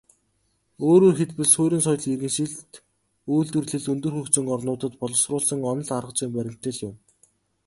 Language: Mongolian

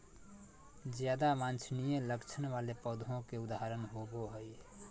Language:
Magahi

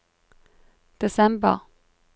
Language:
Norwegian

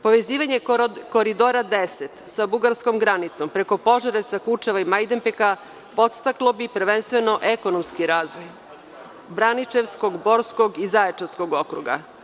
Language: Serbian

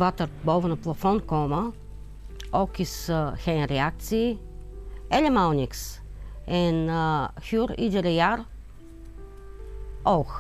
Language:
Dutch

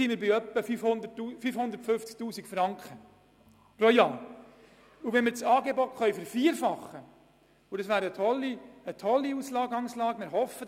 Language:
Swiss German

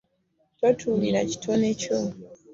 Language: Ganda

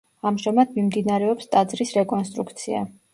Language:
Georgian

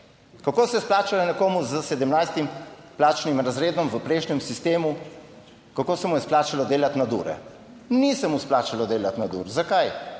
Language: Slovenian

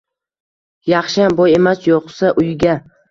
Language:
Uzbek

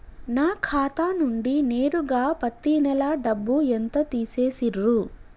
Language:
Telugu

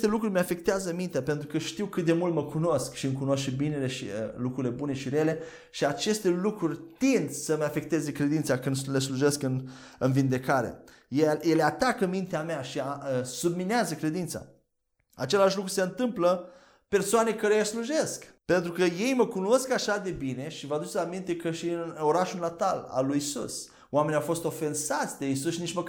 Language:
Romanian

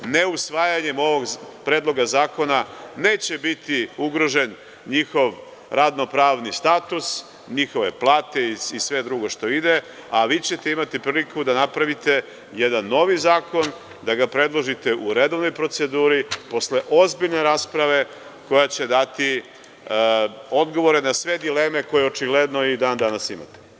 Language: Serbian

